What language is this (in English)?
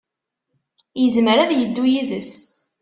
Kabyle